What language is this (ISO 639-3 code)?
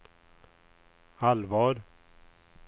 swe